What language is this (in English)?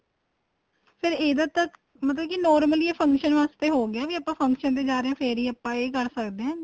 Punjabi